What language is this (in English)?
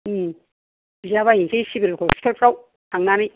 Bodo